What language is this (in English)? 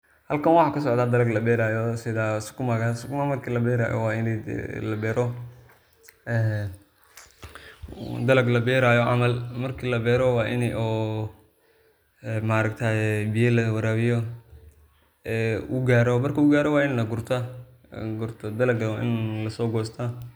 Somali